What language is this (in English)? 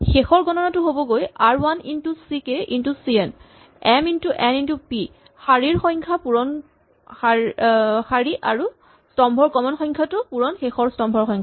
Assamese